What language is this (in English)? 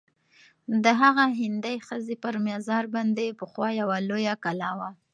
Pashto